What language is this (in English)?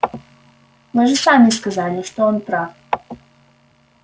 Russian